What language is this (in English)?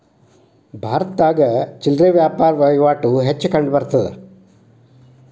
Kannada